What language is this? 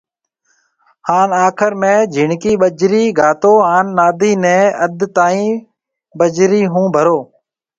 Marwari (Pakistan)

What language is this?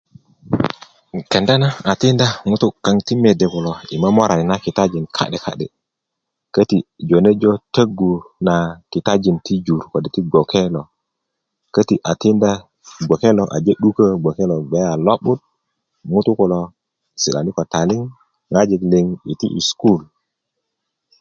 Kuku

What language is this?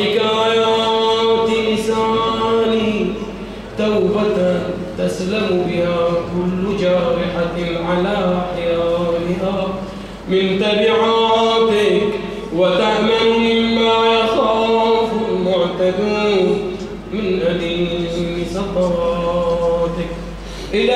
Arabic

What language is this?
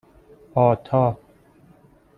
Persian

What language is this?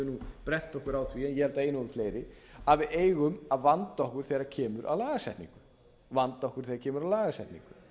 Icelandic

